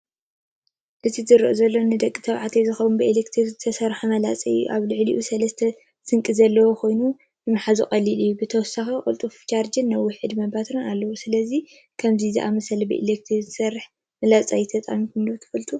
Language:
Tigrinya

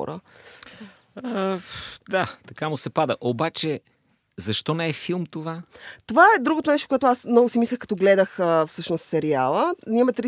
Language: Bulgarian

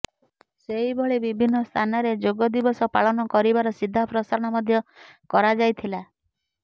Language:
Odia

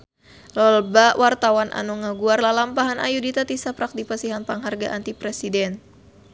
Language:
Sundanese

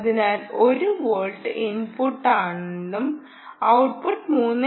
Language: Malayalam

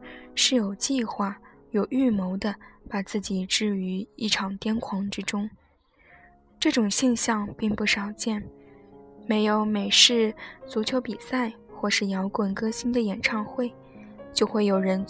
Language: Chinese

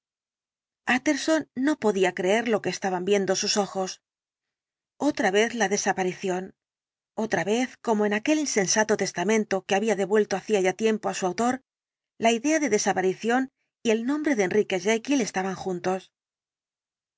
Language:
Spanish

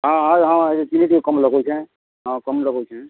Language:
Odia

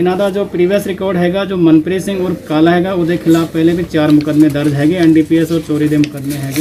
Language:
Hindi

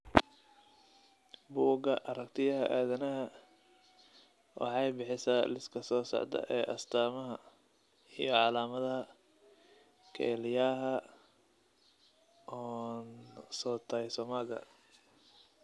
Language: Somali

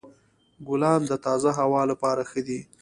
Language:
Pashto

